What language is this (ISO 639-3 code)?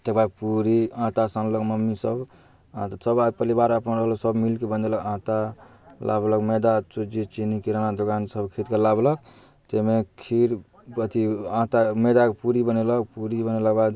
mai